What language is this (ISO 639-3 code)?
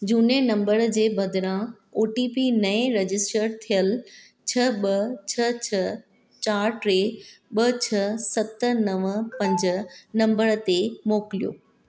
snd